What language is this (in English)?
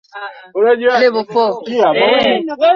Swahili